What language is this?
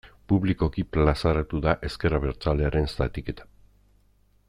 Basque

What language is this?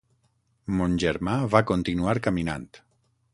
Catalan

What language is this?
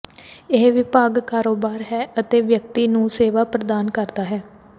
Punjabi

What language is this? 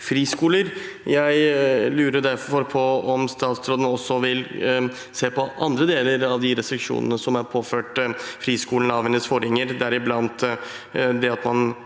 Norwegian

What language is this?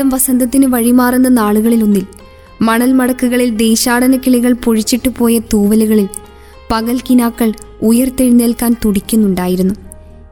Malayalam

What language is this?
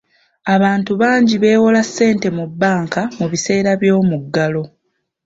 Ganda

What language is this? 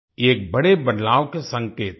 Hindi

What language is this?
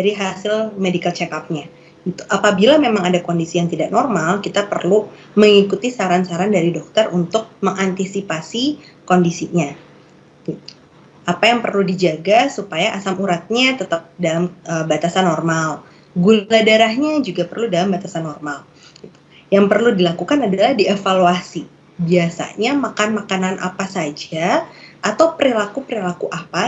Indonesian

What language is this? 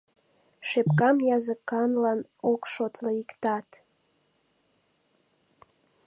Mari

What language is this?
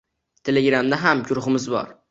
Uzbek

